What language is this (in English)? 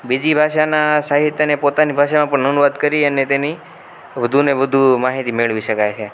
Gujarati